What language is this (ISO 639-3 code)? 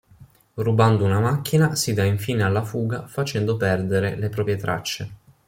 ita